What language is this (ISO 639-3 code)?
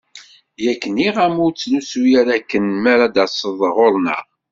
kab